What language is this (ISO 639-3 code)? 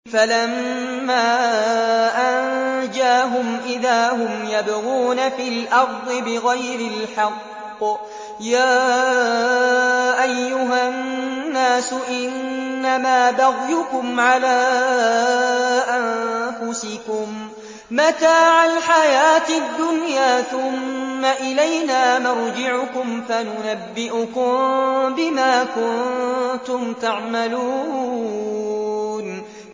ara